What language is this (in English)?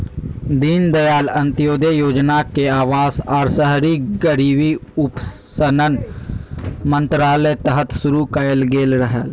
Magahi